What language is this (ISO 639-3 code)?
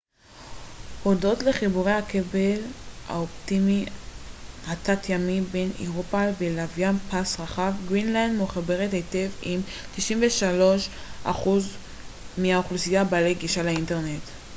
heb